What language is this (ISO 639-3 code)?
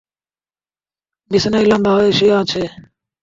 ben